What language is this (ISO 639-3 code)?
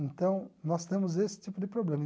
por